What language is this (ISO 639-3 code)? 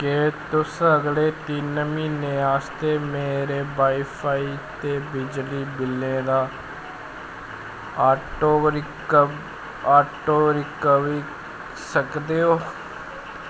doi